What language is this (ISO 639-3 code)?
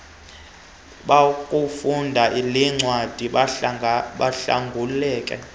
xho